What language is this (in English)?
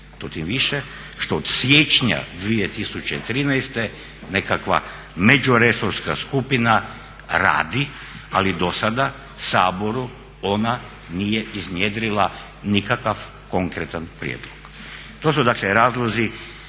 Croatian